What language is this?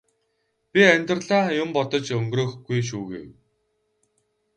Mongolian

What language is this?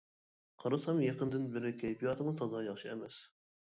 Uyghur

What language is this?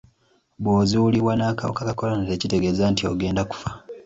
Ganda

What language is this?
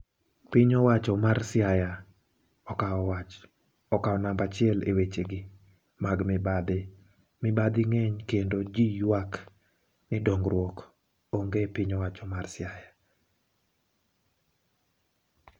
Luo (Kenya and Tanzania)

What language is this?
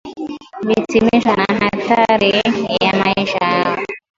Swahili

